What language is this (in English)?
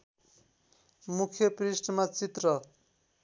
Nepali